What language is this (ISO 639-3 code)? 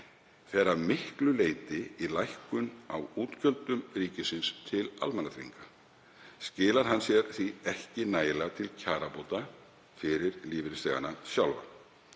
isl